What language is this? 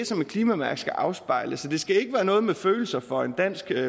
Danish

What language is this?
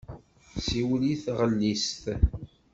Kabyle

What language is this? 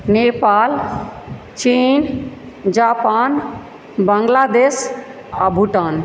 Maithili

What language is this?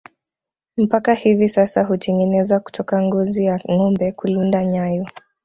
Swahili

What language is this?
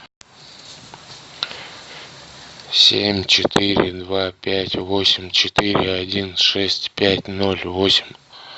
Russian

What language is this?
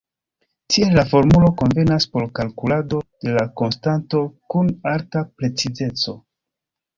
Esperanto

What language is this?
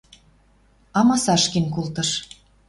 Western Mari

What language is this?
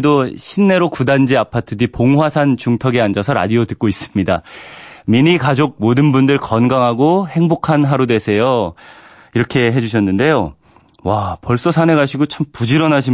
Korean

